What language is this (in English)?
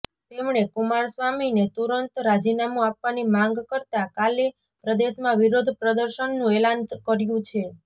Gujarati